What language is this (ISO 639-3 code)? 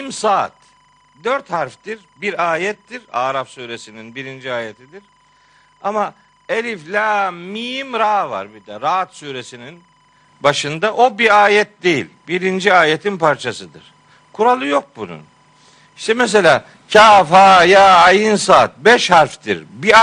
tur